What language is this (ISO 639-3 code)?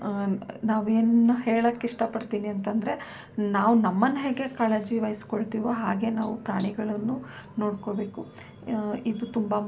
kan